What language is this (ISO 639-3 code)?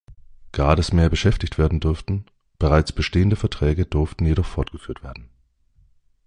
deu